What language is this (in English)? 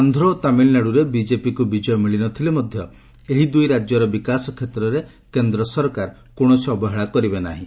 Odia